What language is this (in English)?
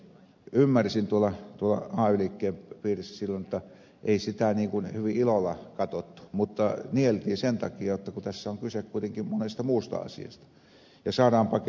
Finnish